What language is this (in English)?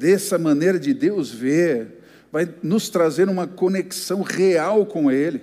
Portuguese